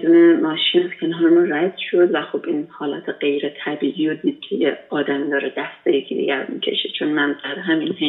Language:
Persian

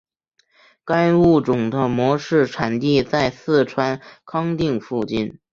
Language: Chinese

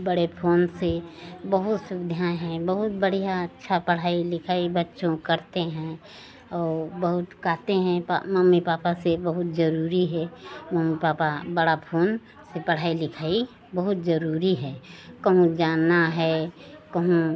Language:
Hindi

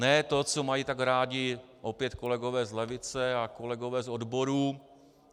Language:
Czech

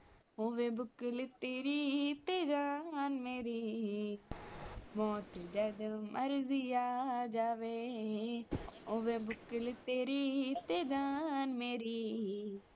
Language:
Punjabi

